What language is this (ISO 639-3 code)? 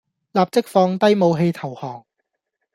yue